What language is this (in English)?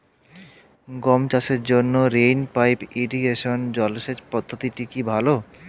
Bangla